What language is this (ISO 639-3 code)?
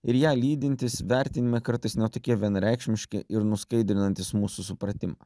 lit